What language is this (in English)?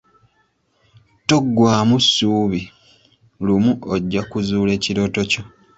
Ganda